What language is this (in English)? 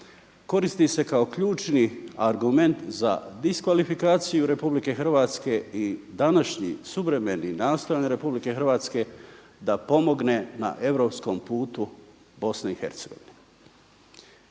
Croatian